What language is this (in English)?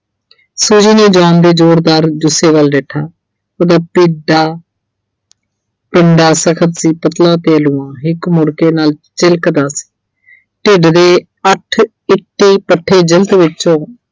Punjabi